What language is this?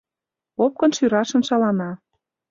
Mari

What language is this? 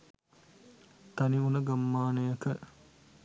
Sinhala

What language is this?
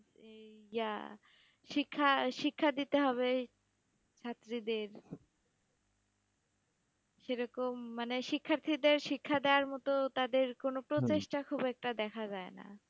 Bangla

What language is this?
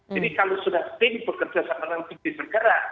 Indonesian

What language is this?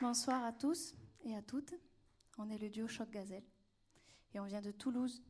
French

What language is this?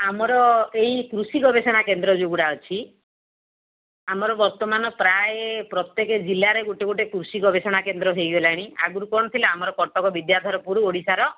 Odia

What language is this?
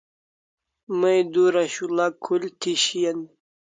Kalasha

